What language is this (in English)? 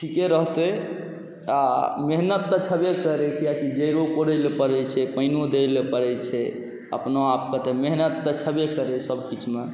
Maithili